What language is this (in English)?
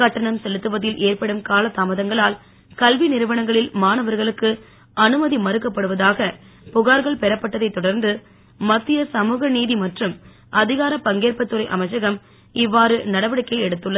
Tamil